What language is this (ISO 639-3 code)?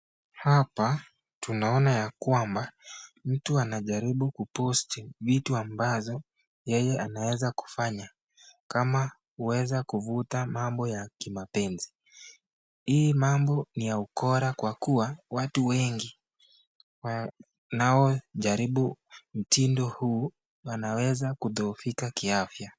swa